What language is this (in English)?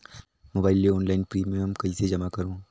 Chhattisgarhi